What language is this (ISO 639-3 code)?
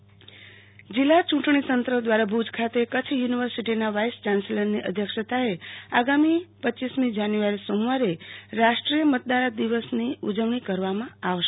guj